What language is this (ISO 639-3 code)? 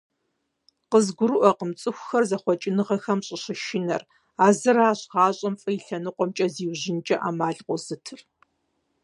kbd